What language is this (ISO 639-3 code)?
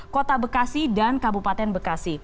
ind